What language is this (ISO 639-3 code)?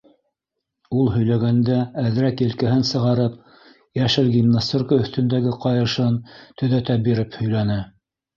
bak